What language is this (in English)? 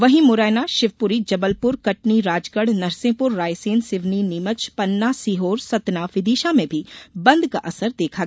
Hindi